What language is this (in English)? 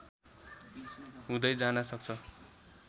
Nepali